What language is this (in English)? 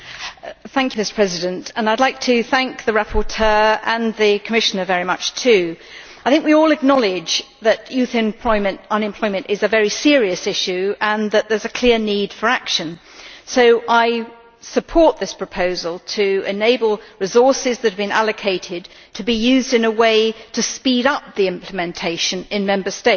English